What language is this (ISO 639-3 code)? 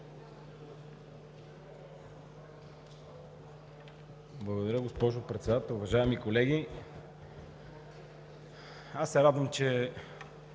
bul